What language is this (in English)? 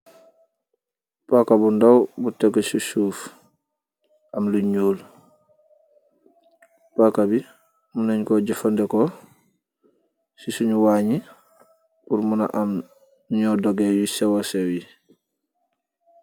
Wolof